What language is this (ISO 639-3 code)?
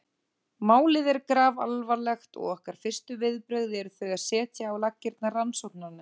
isl